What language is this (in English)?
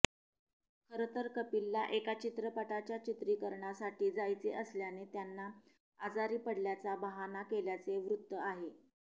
Marathi